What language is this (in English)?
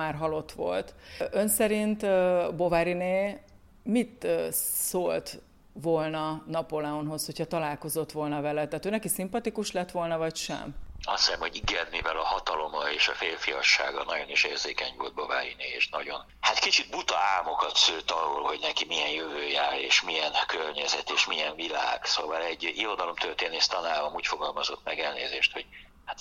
Hungarian